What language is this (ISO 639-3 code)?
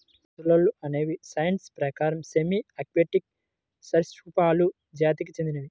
tel